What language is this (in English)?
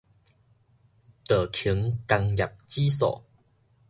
Min Nan Chinese